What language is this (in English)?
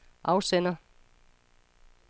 Danish